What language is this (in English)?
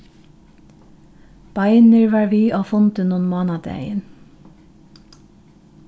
Faroese